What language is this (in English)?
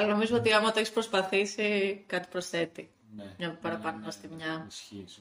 Greek